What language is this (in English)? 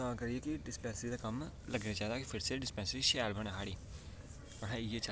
Dogri